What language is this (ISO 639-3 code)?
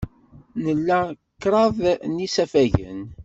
kab